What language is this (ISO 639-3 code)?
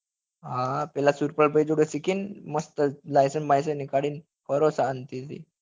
guj